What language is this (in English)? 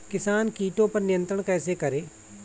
Hindi